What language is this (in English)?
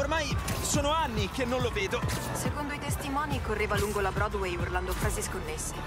Italian